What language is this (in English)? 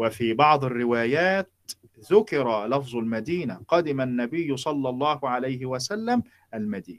Arabic